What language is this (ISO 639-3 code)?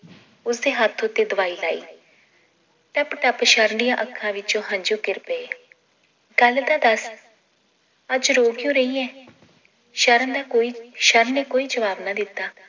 pan